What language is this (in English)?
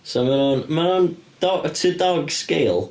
Welsh